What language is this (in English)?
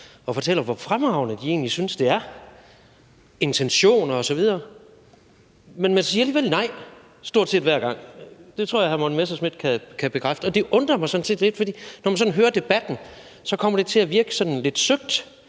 Danish